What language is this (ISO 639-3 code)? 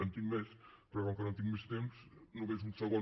cat